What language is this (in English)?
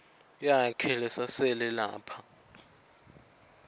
Swati